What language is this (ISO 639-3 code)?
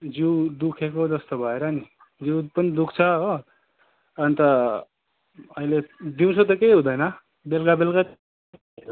nep